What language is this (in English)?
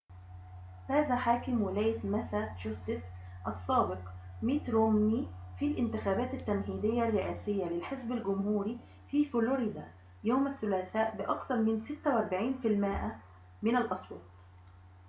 Arabic